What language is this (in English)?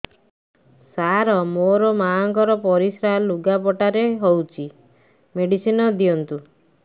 Odia